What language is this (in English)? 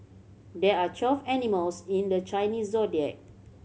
English